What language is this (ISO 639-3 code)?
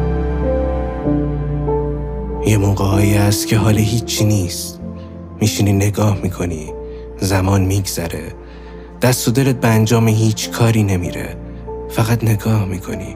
fas